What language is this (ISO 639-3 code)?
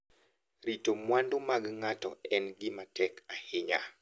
luo